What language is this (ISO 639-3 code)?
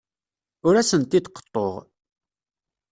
kab